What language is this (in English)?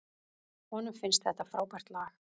Icelandic